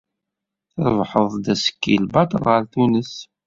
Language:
Kabyle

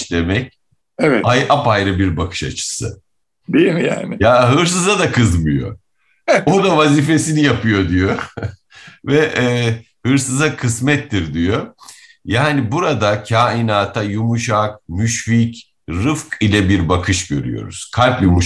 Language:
Turkish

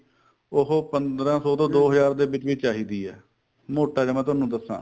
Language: Punjabi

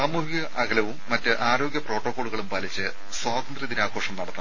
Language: Malayalam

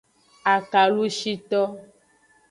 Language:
Aja (Benin)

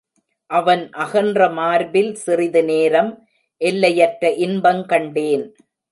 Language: Tamil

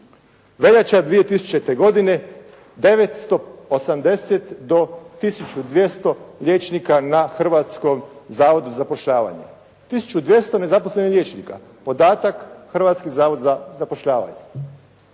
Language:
Croatian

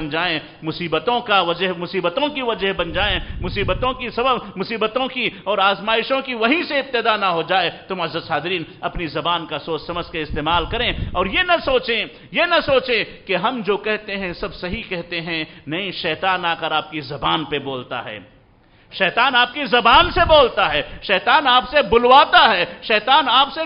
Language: Arabic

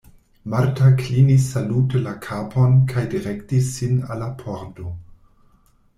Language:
Esperanto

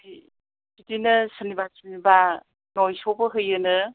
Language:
Bodo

